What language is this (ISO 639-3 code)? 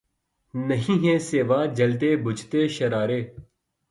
urd